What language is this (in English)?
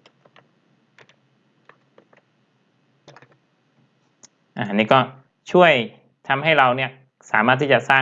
Thai